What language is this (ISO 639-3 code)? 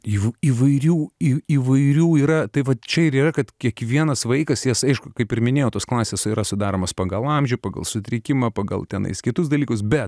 lit